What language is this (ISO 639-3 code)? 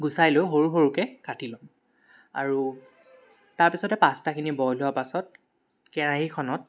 asm